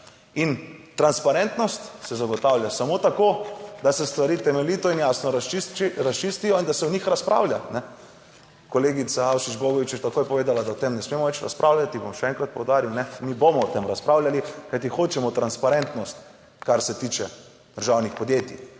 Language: Slovenian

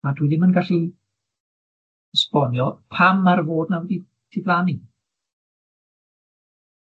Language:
Welsh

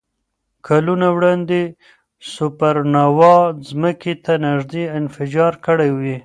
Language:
Pashto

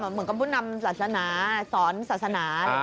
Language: Thai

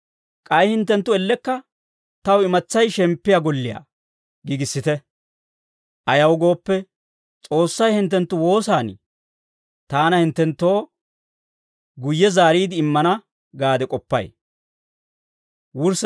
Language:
Dawro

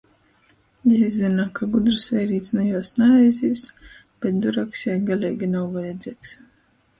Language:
Latgalian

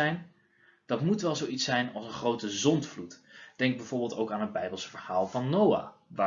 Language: Dutch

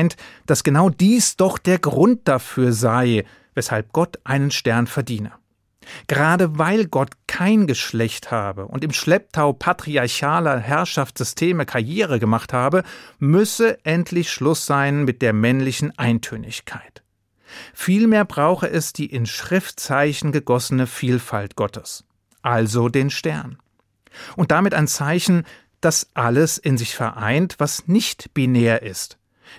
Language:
German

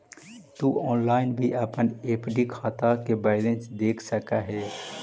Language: Magahi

